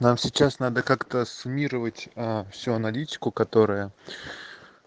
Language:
Russian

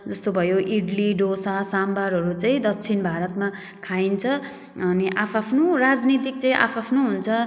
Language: Nepali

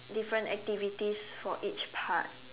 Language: English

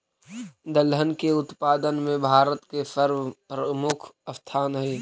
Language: Magahi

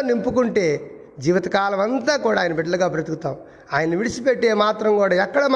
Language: Telugu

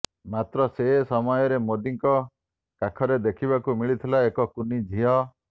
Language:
Odia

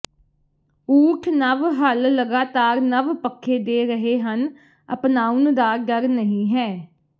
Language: Punjabi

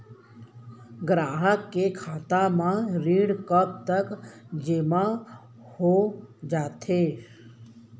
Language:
Chhattisgarhi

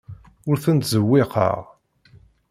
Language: Kabyle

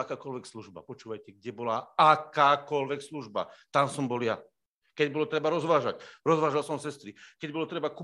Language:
Slovak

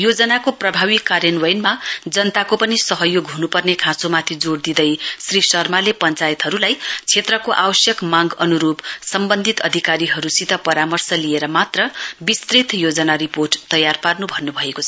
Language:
Nepali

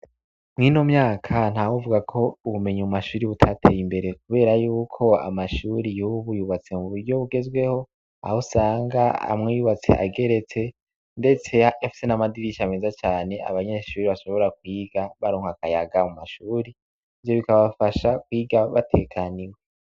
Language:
Rundi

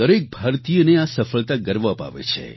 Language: Gujarati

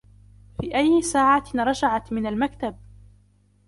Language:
Arabic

